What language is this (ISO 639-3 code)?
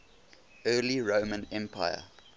eng